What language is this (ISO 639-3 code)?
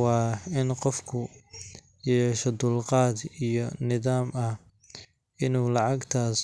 som